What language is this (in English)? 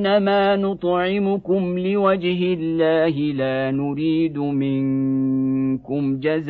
Arabic